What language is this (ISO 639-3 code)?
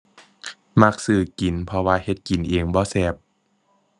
tha